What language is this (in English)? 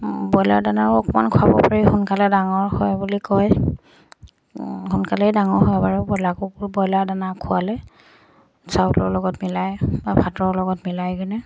Assamese